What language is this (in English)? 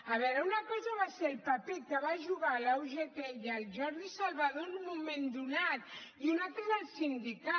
Catalan